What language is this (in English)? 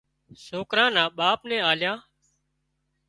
Wadiyara Koli